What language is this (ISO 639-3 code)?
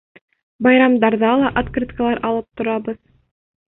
bak